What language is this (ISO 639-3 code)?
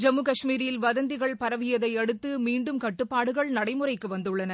tam